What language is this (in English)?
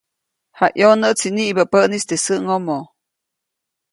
Copainalá Zoque